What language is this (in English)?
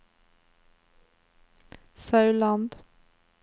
Norwegian